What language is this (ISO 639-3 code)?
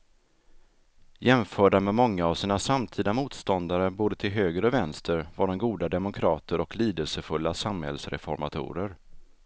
swe